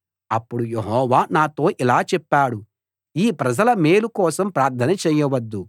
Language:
Telugu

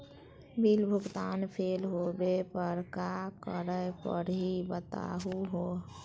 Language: Magahi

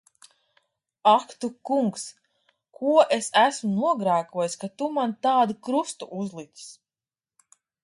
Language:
Latvian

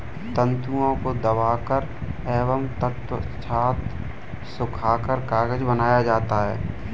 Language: Hindi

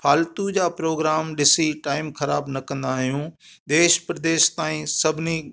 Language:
Sindhi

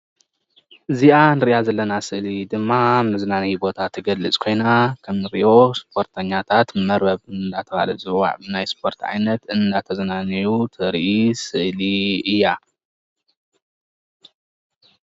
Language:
Tigrinya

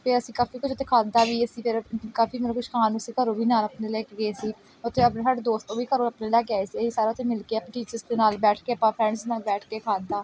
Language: Punjabi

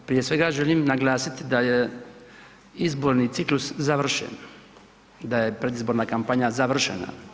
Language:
Croatian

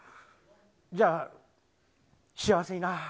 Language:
Japanese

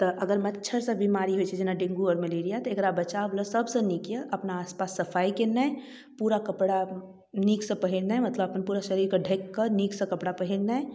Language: Maithili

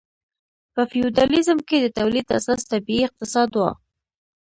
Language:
Pashto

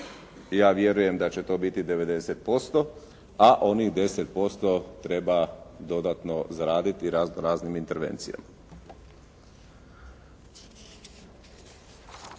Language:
Croatian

